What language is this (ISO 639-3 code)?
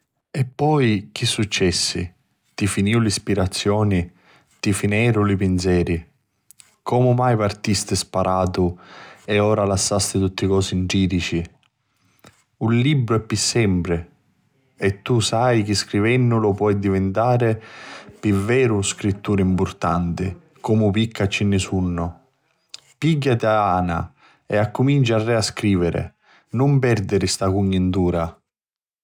scn